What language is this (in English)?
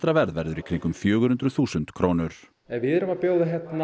Icelandic